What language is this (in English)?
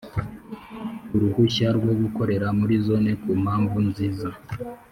Kinyarwanda